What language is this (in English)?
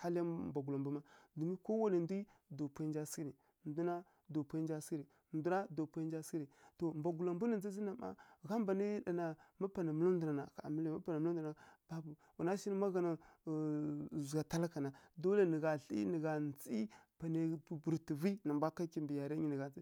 Kirya-Konzəl